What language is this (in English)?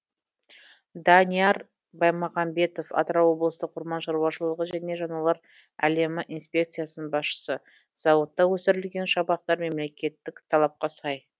Kazakh